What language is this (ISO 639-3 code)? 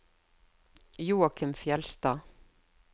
nor